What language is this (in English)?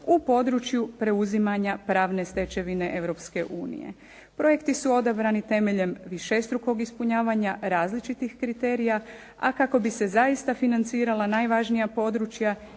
Croatian